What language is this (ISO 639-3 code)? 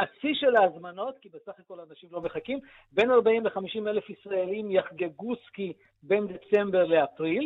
heb